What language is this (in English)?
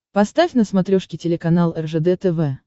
Russian